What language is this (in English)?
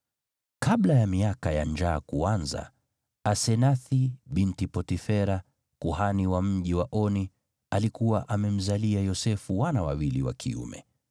Swahili